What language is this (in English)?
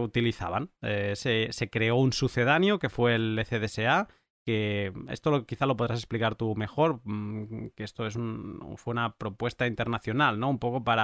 Spanish